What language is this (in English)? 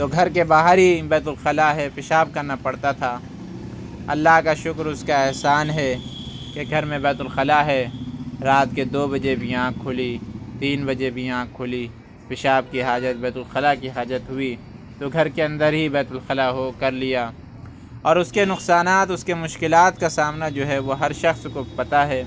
Urdu